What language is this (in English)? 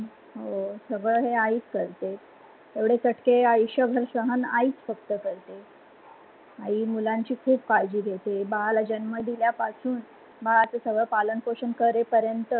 Marathi